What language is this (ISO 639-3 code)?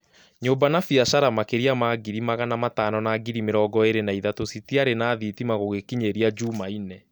kik